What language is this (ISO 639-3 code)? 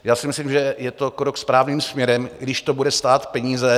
ces